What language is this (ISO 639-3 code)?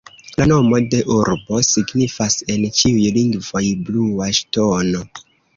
epo